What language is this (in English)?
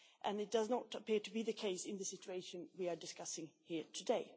English